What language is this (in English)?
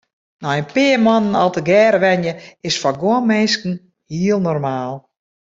Western Frisian